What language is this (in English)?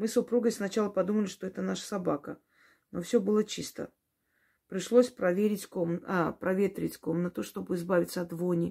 Russian